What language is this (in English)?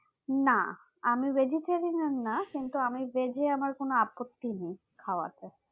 Bangla